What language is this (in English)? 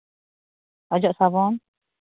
Santali